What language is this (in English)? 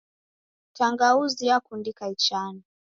Taita